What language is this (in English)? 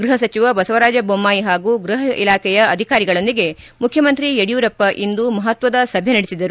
Kannada